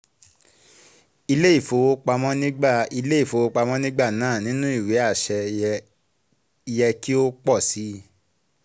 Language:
Yoruba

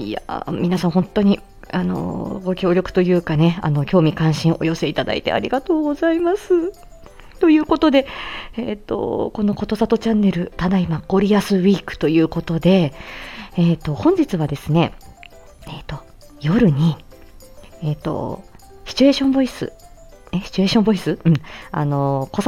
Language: Japanese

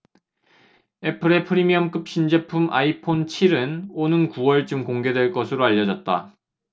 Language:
Korean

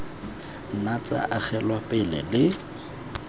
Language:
Tswana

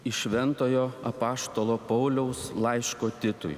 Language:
Lithuanian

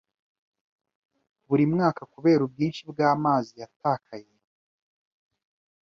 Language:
Kinyarwanda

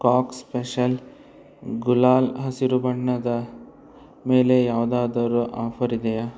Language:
Kannada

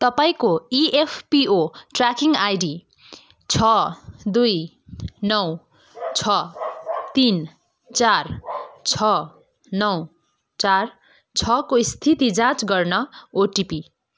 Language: Nepali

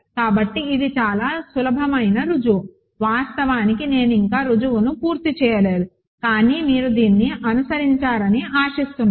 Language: Telugu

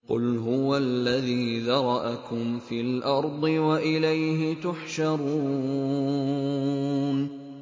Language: Arabic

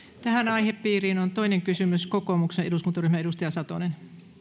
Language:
Finnish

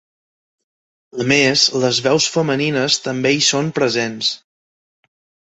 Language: Catalan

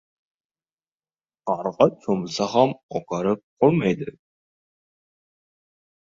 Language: Uzbek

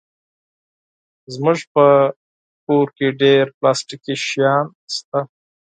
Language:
Pashto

